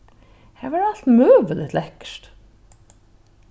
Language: Faroese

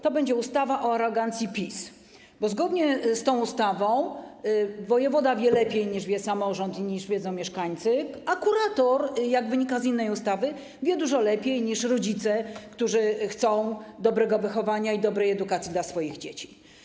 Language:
Polish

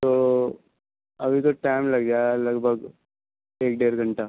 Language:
Urdu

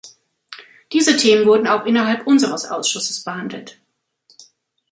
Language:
German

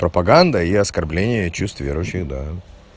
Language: Russian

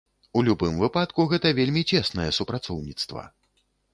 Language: Belarusian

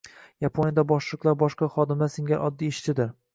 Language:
Uzbek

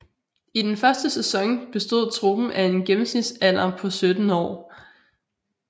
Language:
Danish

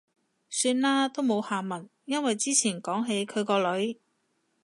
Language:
Cantonese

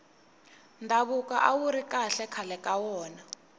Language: Tsonga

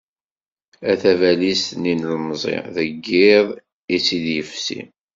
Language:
Kabyle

